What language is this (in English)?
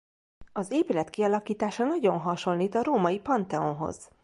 Hungarian